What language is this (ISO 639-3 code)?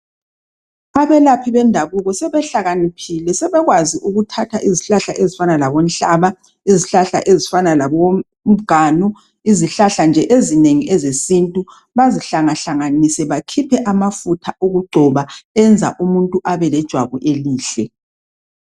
nde